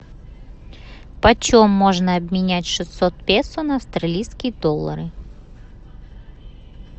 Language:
Russian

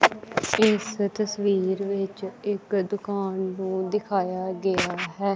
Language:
Punjabi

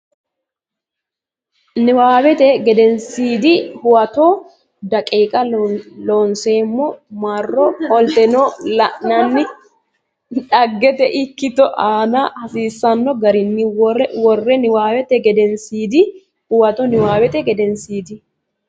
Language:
Sidamo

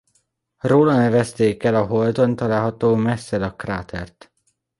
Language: Hungarian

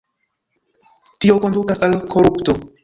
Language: Esperanto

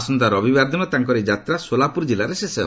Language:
Odia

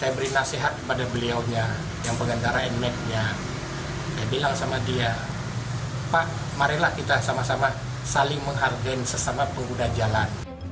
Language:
Indonesian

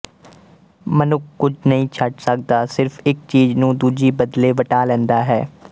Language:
Punjabi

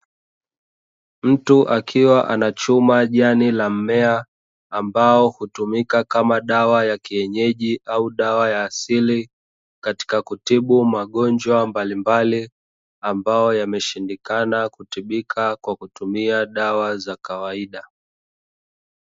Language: Swahili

